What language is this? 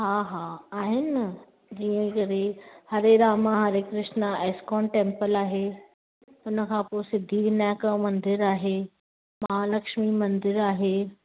Sindhi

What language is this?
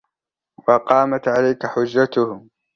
Arabic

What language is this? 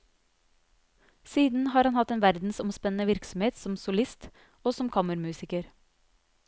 Norwegian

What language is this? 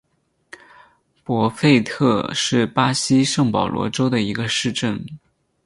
Chinese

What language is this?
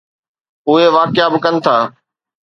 Sindhi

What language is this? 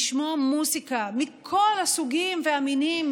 Hebrew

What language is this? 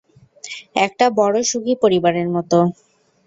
Bangla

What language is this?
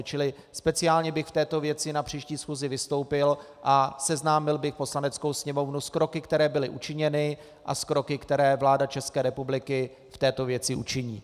Czech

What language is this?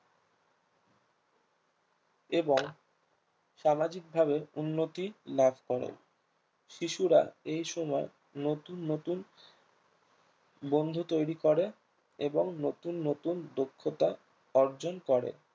Bangla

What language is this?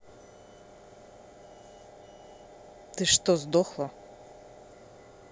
Russian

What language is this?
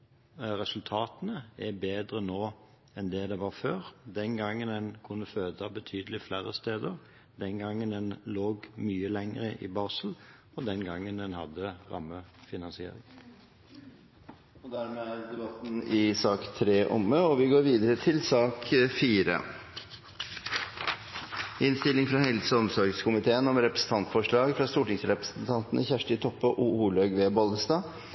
Norwegian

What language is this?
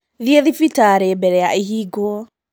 Kikuyu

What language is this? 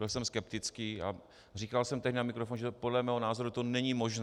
Czech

